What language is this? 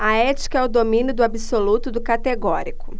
Portuguese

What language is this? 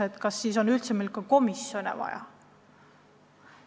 Estonian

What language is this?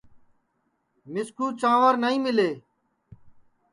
Sansi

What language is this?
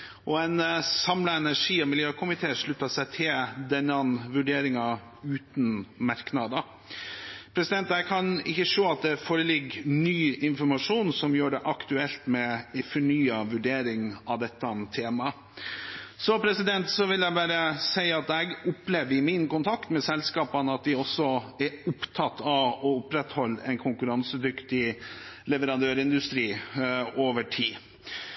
Norwegian Bokmål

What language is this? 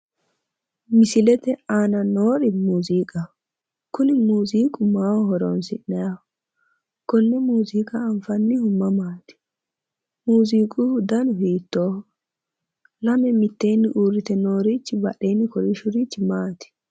Sidamo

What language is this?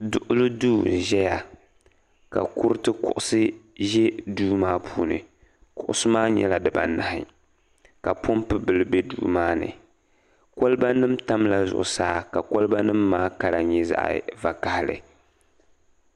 Dagbani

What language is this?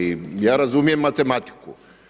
Croatian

